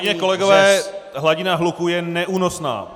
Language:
Czech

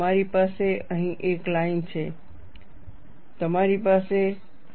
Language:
Gujarati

